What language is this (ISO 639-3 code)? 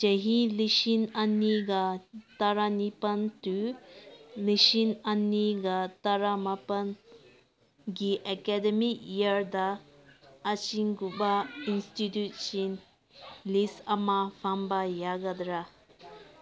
mni